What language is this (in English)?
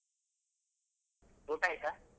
Kannada